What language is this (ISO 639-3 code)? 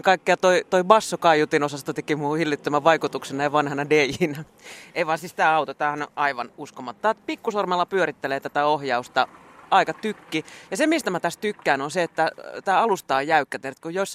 fin